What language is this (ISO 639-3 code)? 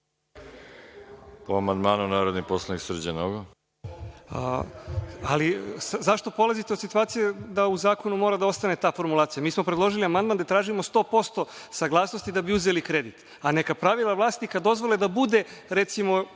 srp